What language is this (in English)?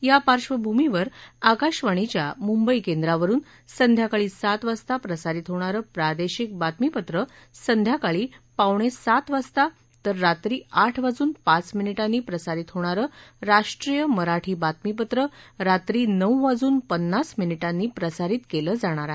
Marathi